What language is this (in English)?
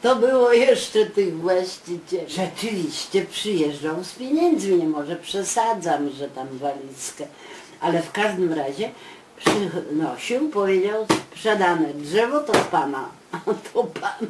Polish